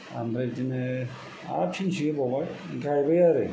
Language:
Bodo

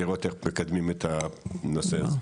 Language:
Hebrew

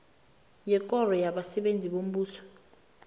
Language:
South Ndebele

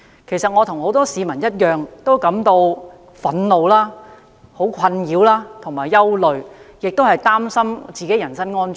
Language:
Cantonese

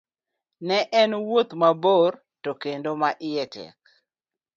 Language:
Luo (Kenya and Tanzania)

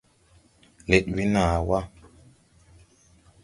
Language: Tupuri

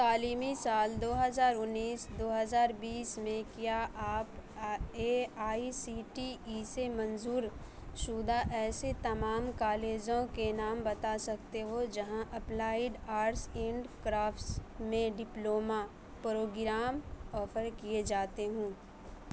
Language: Urdu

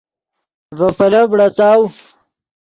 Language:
Yidgha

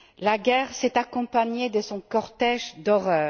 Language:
French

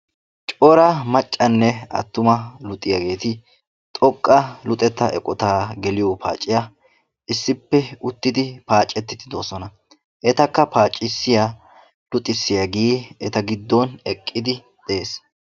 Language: Wolaytta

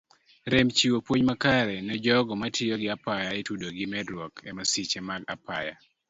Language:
Luo (Kenya and Tanzania)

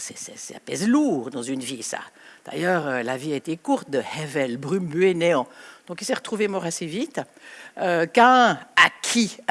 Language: French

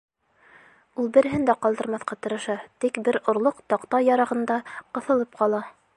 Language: Bashkir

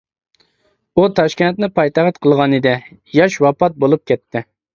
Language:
Uyghur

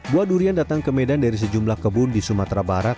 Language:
Indonesian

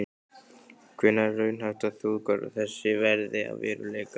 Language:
Icelandic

